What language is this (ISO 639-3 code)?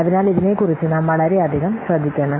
mal